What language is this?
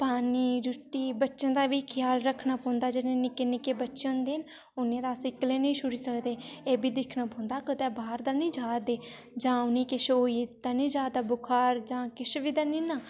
Dogri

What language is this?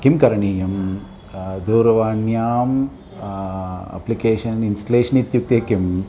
Sanskrit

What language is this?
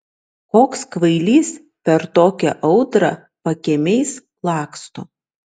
Lithuanian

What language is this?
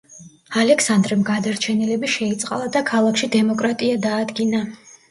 Georgian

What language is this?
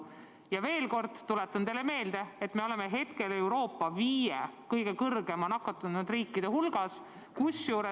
Estonian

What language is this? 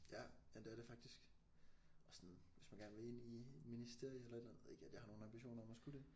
Danish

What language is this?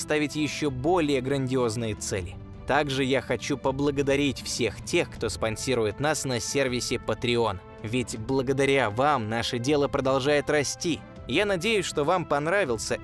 Russian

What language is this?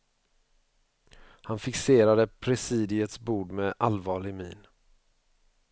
Swedish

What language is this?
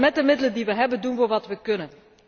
Dutch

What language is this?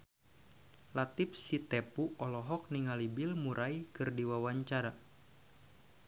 Sundanese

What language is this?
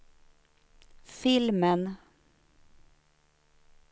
Swedish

